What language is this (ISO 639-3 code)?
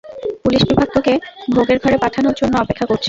ben